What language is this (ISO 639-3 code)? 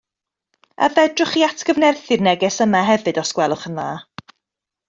cym